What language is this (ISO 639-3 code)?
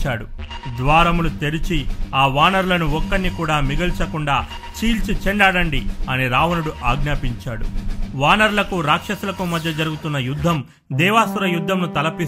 tel